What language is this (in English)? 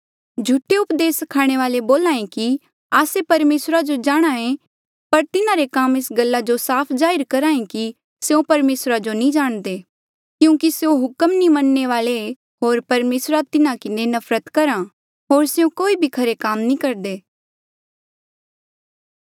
Mandeali